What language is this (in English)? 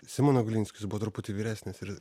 Lithuanian